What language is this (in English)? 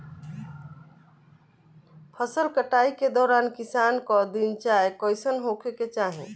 Bhojpuri